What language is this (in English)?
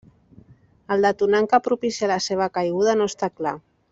Catalan